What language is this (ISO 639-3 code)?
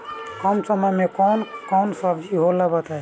bho